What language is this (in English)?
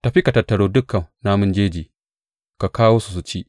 Hausa